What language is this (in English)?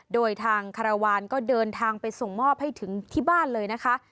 Thai